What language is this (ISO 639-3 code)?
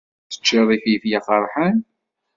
kab